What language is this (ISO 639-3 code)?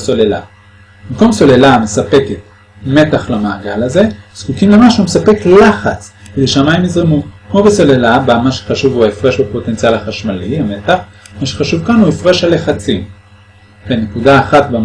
heb